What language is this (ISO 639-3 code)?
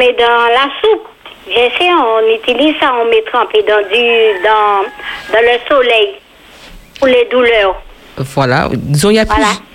fra